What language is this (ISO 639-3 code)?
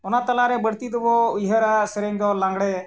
sat